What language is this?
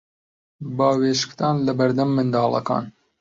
Central Kurdish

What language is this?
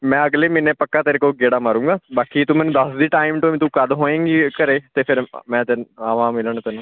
Punjabi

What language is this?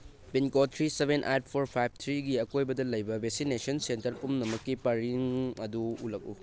Manipuri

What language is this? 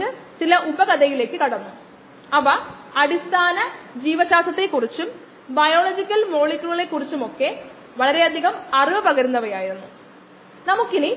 Malayalam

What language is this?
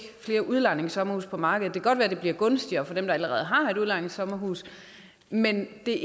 Danish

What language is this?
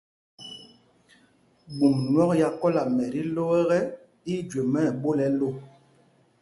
Mpumpong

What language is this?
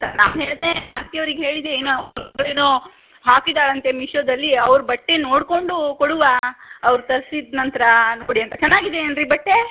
Kannada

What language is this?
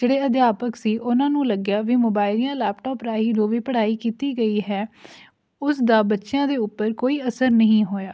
Punjabi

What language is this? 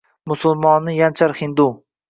Uzbek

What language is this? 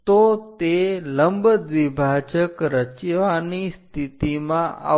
Gujarati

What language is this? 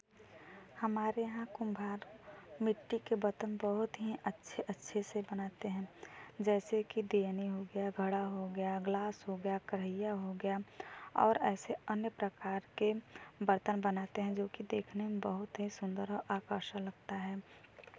Hindi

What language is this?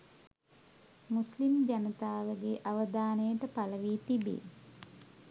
Sinhala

